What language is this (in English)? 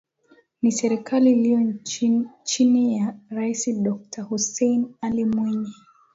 Swahili